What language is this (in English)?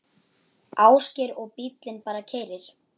Icelandic